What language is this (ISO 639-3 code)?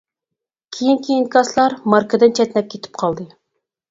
uig